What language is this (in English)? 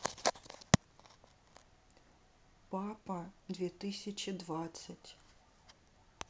Russian